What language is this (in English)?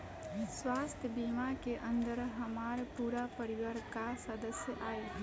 Bhojpuri